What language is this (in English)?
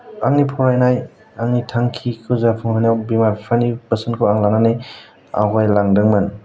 Bodo